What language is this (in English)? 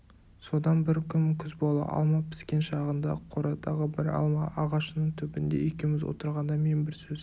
Kazakh